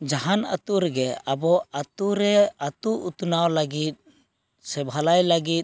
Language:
Santali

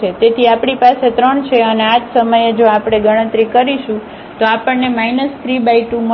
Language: Gujarati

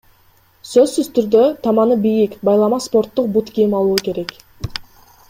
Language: Kyrgyz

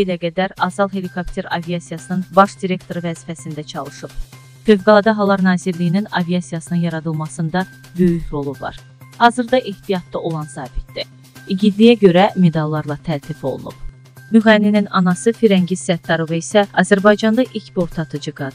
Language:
Turkish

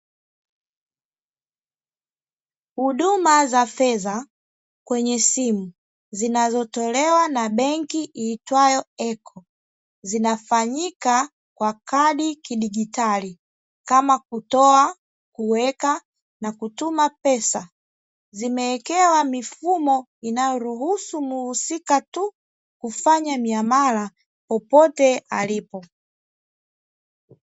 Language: Swahili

